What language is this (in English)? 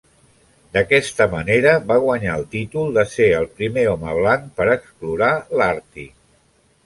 Catalan